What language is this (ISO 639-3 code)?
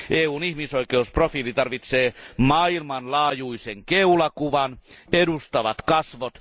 fin